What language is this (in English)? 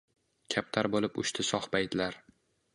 Uzbek